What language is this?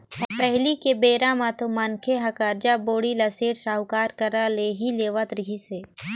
Chhattisgarhi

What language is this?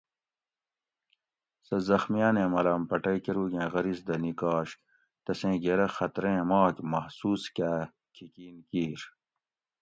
Gawri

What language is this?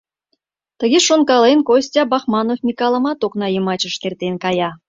Mari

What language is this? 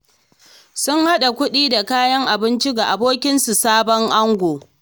Hausa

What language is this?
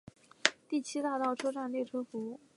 Chinese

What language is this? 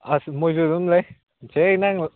Manipuri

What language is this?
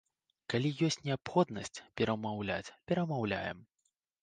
Belarusian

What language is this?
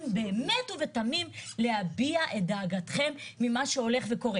Hebrew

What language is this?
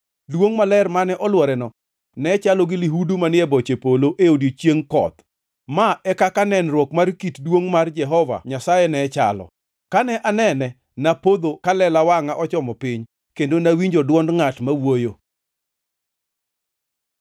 Luo (Kenya and Tanzania)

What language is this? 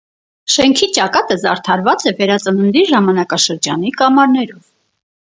Armenian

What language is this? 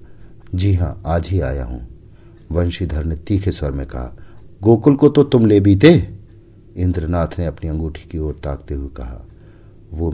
Hindi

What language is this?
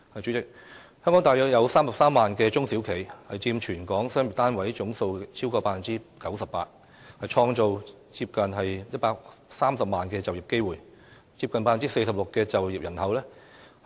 Cantonese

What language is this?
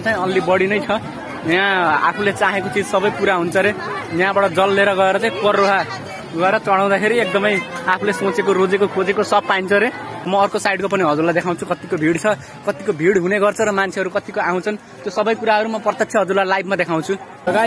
Thai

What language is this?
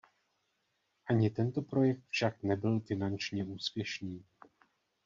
Czech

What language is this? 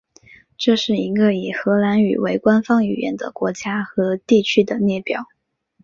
Chinese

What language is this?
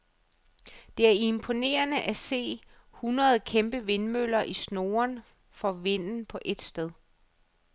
Danish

